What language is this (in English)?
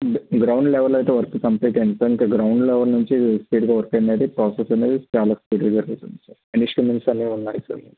Telugu